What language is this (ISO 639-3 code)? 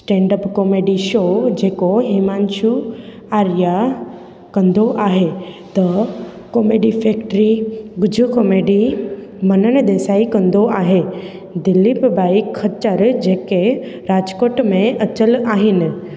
snd